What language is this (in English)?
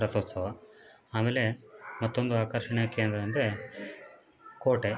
Kannada